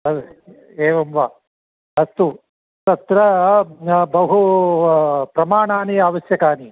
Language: Sanskrit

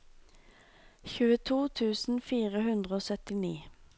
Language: Norwegian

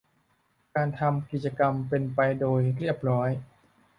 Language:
Thai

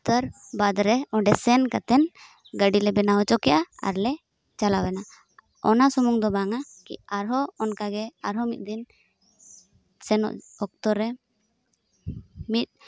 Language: Santali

